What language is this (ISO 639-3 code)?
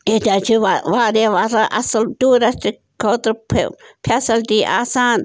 kas